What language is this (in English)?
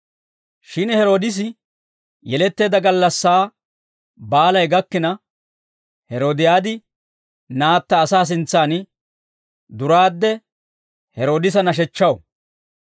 Dawro